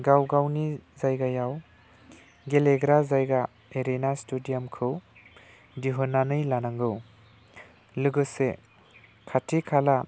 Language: Bodo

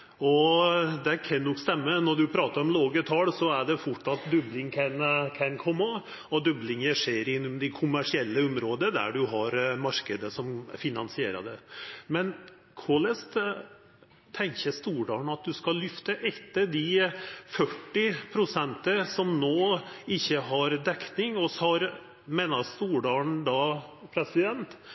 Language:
Norwegian Nynorsk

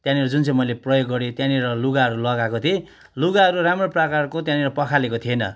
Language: Nepali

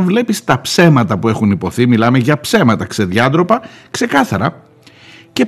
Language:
Greek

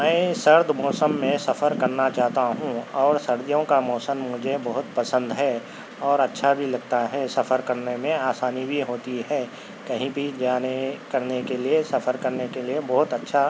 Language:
Urdu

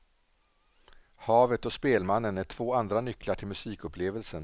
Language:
Swedish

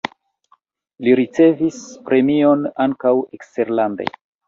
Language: Esperanto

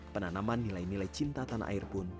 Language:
Indonesian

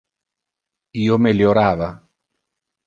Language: Interlingua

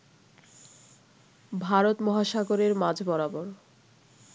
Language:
Bangla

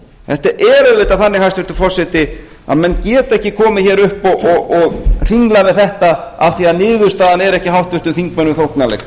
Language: Icelandic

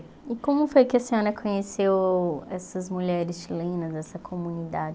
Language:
Portuguese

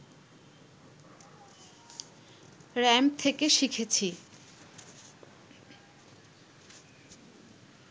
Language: Bangla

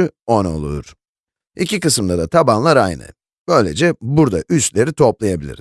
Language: Turkish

